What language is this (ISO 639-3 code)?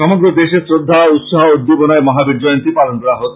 ben